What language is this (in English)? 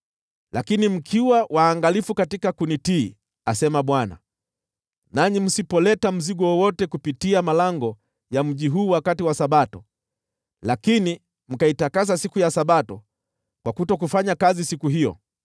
Swahili